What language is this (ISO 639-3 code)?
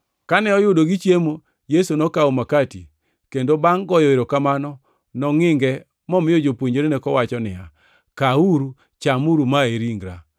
luo